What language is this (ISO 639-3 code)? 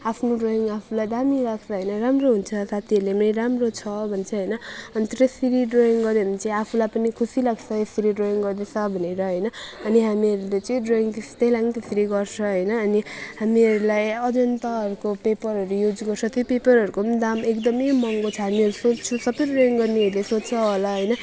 nep